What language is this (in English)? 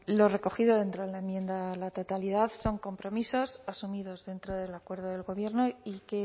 Spanish